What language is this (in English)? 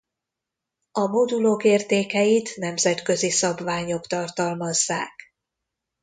Hungarian